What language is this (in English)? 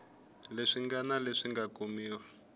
Tsonga